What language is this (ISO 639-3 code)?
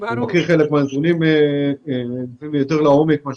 heb